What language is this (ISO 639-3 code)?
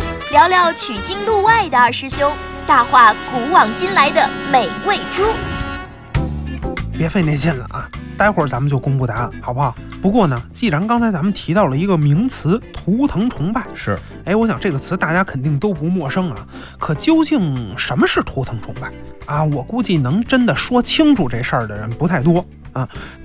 zho